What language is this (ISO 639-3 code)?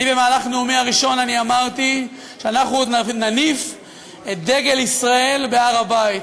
heb